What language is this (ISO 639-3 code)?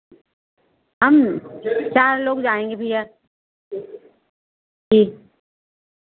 hin